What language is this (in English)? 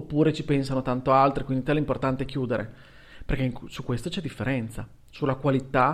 Italian